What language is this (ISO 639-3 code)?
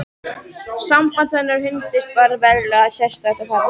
isl